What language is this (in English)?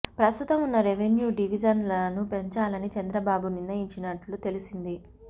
Telugu